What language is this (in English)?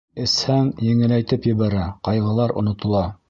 Bashkir